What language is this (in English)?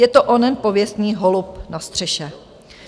Czech